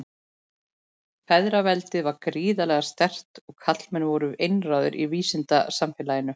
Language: Icelandic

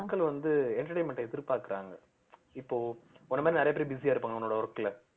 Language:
Tamil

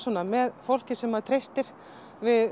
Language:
Icelandic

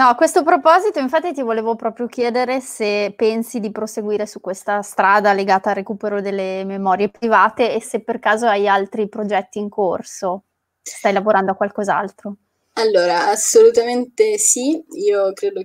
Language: Italian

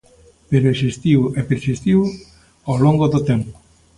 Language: Galician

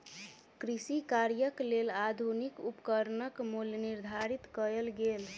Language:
Maithili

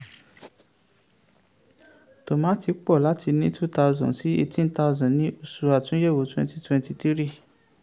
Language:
Yoruba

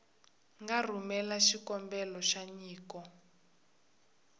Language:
Tsonga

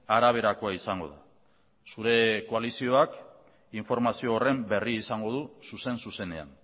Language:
Basque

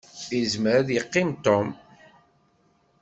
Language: Kabyle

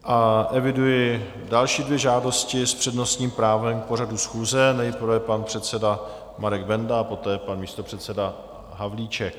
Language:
Czech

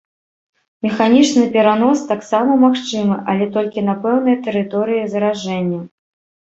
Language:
Belarusian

